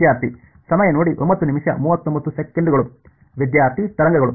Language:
Kannada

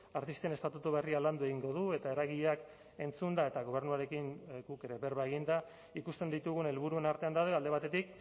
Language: Basque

